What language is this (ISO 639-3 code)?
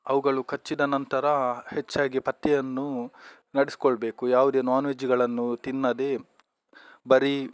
kan